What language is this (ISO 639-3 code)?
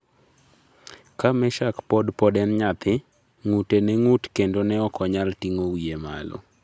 luo